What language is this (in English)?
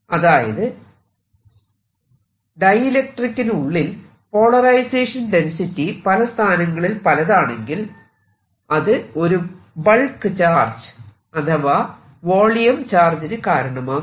Malayalam